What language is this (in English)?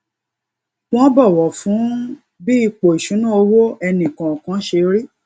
Yoruba